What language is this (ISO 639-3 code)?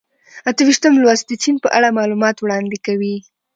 pus